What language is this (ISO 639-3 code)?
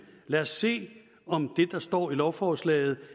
dan